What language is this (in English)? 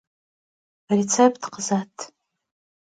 Kabardian